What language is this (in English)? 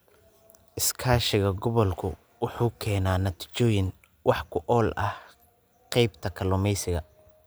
Somali